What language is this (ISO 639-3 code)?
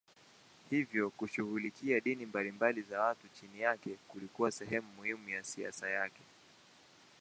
swa